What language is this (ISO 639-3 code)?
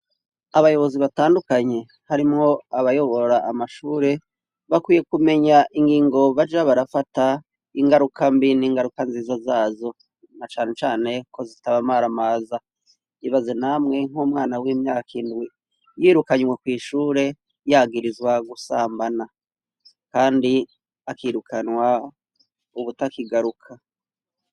run